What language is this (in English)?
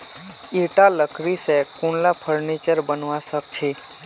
Magahi